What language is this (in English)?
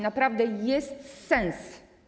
Polish